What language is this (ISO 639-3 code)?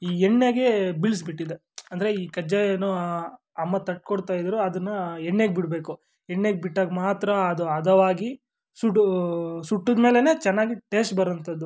kan